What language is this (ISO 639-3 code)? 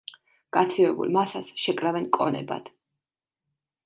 kat